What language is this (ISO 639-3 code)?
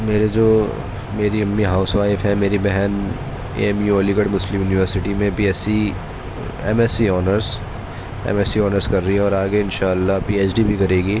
urd